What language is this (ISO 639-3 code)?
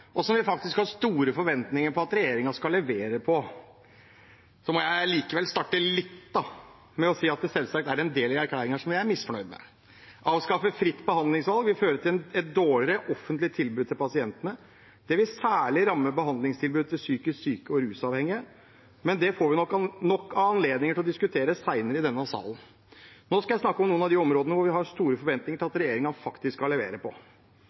nob